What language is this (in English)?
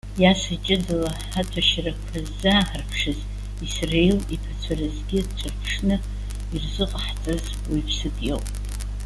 Abkhazian